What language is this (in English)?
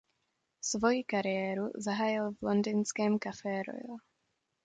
Czech